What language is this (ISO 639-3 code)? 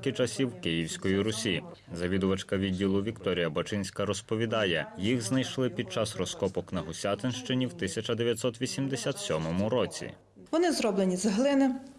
ukr